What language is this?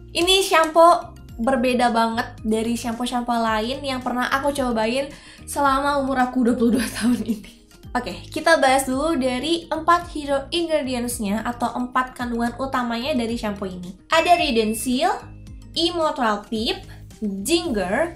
Indonesian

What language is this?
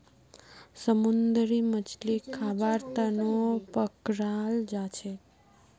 Magahi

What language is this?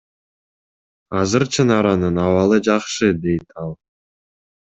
Kyrgyz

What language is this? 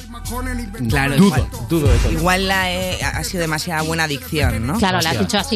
Spanish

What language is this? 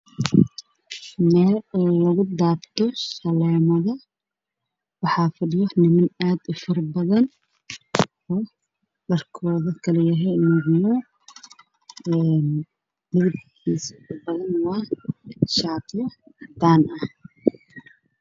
Somali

